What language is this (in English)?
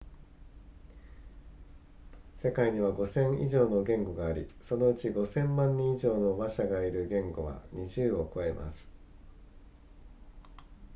Japanese